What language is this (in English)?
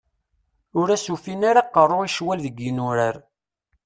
Kabyle